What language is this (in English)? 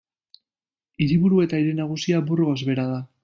Basque